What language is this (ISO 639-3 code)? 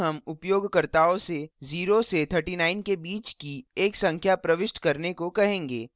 hin